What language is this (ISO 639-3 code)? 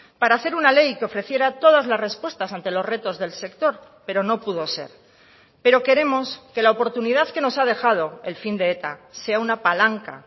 spa